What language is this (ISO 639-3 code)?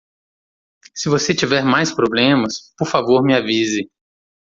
por